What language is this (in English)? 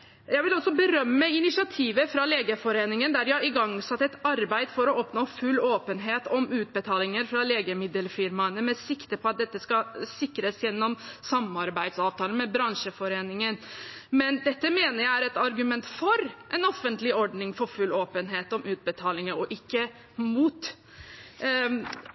Norwegian Bokmål